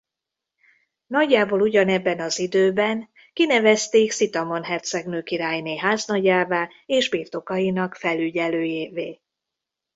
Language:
Hungarian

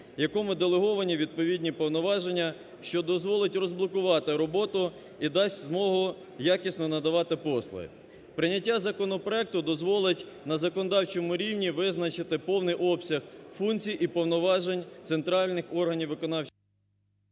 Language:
Ukrainian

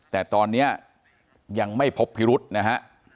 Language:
Thai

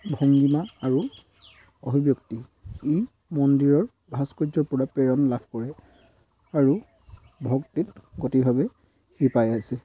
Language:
Assamese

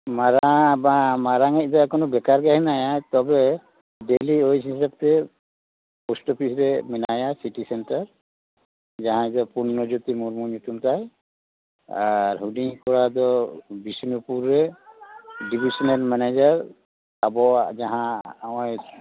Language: Santali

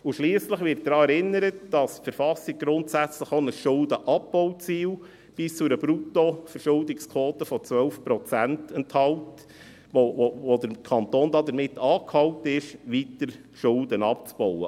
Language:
Swiss German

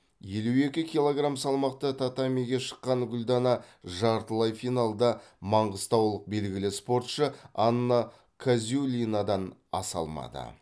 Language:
Kazakh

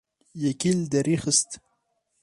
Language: Kurdish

